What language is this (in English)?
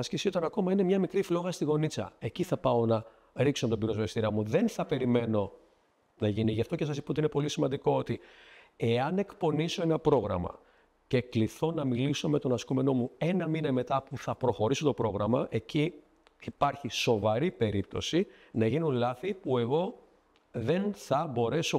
Greek